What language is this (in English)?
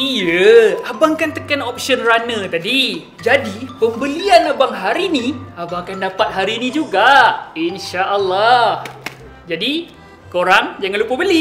Malay